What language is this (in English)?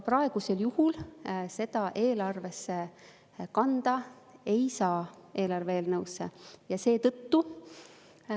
Estonian